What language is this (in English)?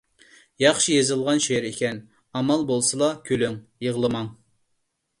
Uyghur